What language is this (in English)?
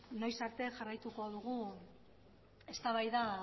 Basque